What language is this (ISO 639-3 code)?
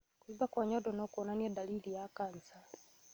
kik